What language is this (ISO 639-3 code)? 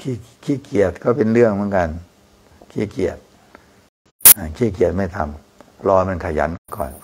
tha